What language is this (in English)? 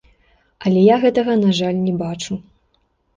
Belarusian